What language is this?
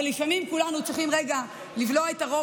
Hebrew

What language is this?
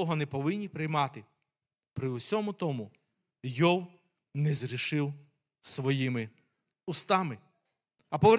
Ukrainian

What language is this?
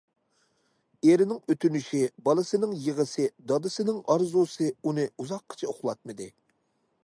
Uyghur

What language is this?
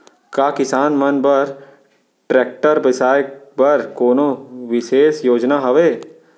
Chhattisgarhi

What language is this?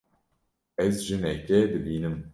Kurdish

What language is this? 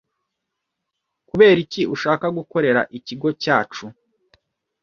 Kinyarwanda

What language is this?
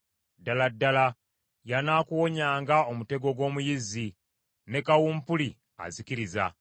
Ganda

